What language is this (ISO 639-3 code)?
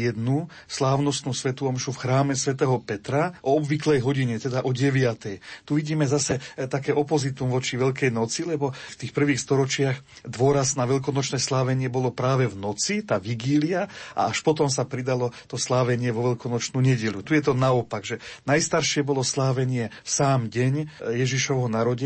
slk